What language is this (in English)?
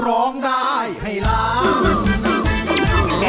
Thai